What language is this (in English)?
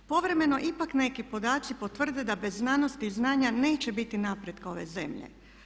Croatian